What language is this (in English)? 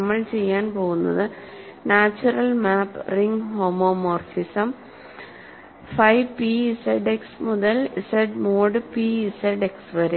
Malayalam